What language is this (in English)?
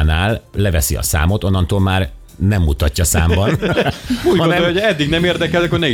Hungarian